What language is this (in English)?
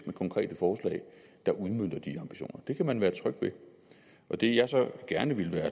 Danish